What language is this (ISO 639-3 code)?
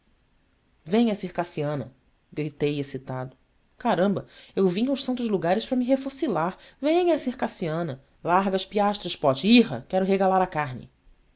por